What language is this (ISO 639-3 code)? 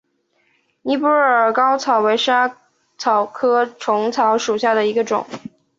zho